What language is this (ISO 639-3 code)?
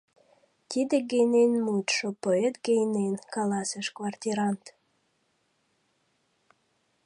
chm